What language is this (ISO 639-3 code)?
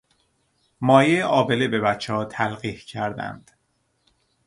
fas